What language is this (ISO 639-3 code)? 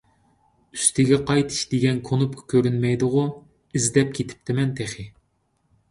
uig